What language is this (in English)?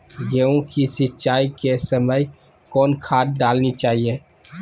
Magahi